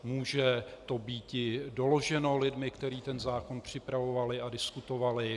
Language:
Czech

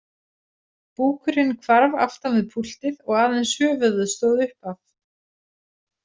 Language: Icelandic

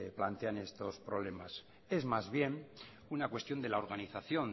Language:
Spanish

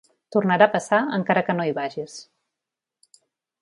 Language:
Catalan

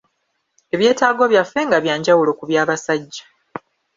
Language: Ganda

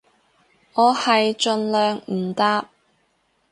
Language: Cantonese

